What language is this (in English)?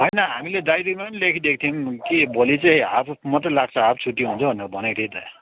Nepali